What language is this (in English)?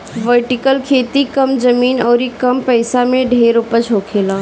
Bhojpuri